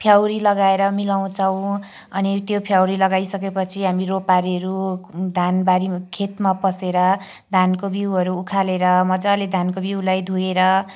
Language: Nepali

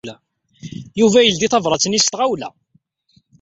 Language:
Kabyle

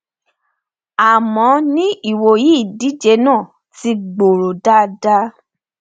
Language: Yoruba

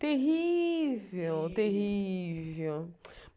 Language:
Portuguese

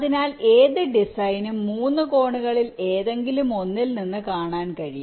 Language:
Malayalam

